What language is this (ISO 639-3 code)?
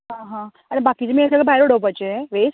kok